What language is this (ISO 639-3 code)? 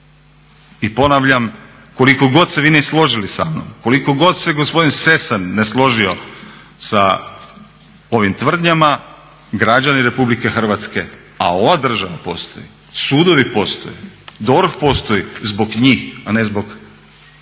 hrv